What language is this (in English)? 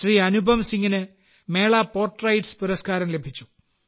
Malayalam